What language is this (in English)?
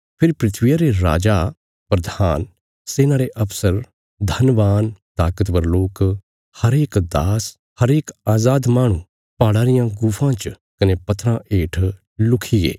Bilaspuri